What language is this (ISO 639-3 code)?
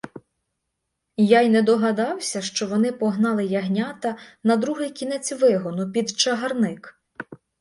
ukr